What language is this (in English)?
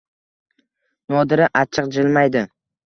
Uzbek